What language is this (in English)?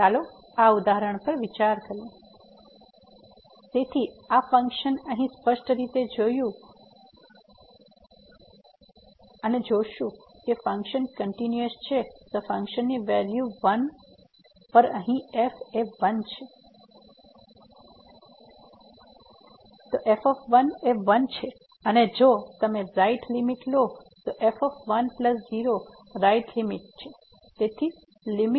Gujarati